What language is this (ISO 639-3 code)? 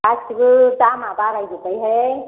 brx